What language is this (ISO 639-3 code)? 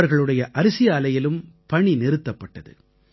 tam